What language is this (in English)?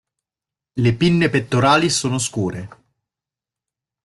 Italian